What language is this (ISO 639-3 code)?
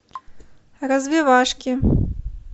rus